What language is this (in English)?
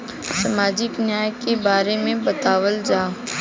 Bhojpuri